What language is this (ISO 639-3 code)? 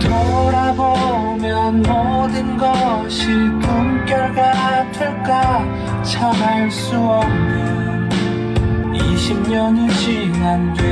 kor